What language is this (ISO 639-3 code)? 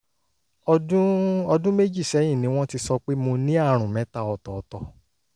yor